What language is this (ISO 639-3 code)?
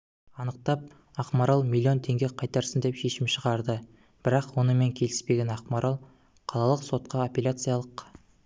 kaz